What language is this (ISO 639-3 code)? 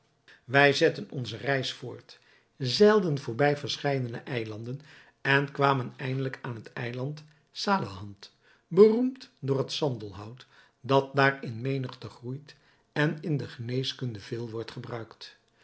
nld